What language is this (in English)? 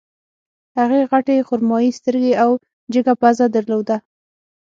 Pashto